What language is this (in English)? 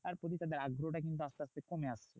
Bangla